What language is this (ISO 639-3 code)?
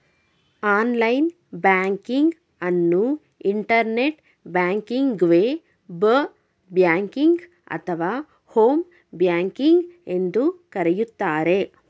kan